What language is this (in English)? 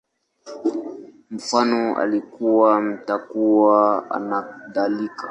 Swahili